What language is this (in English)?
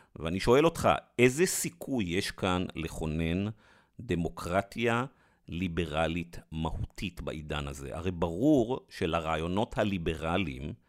Hebrew